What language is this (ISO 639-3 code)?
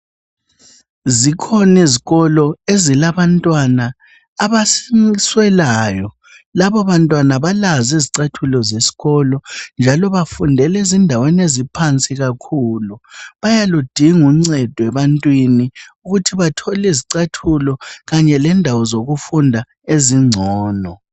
nde